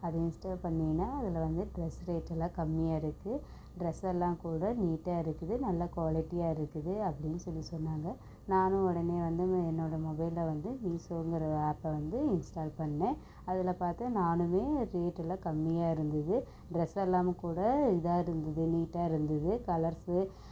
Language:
Tamil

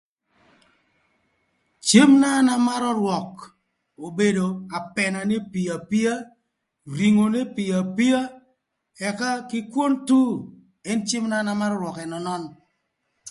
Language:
Thur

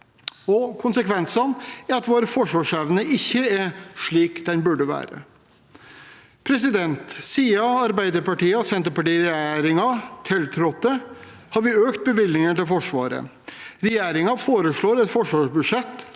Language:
Norwegian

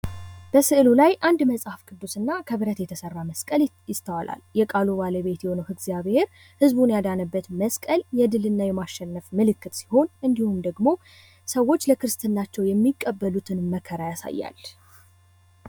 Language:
Amharic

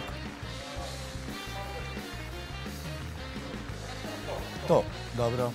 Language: Korean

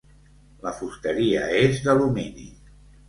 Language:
Catalan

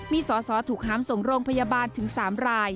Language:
Thai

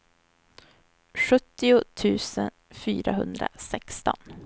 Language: Swedish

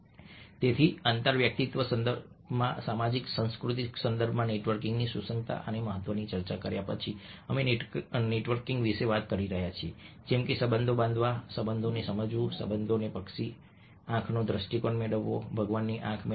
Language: Gujarati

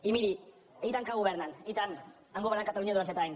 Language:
Catalan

